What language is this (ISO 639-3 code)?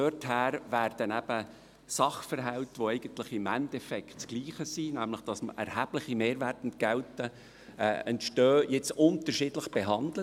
gsw